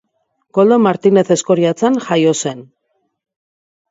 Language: Basque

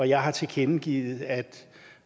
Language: Danish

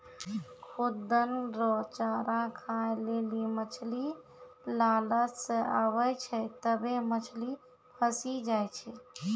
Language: Maithili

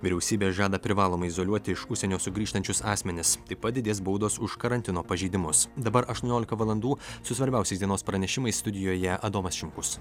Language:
Lithuanian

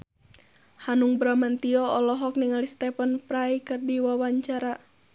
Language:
Sundanese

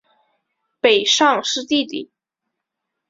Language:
Chinese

